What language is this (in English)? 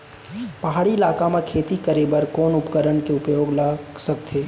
Chhattisgarhi